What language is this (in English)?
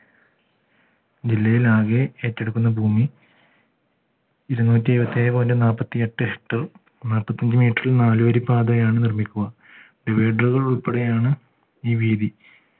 Malayalam